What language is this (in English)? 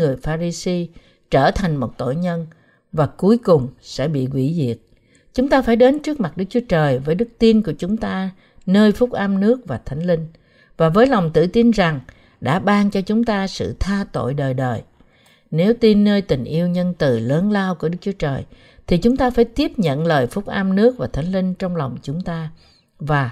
Vietnamese